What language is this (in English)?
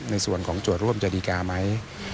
Thai